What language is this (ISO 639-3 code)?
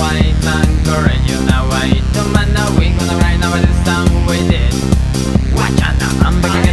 slk